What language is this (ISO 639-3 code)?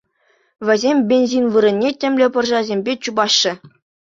chv